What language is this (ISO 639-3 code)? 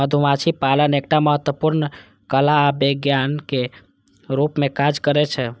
mai